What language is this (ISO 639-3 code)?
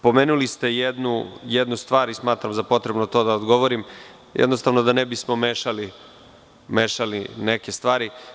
srp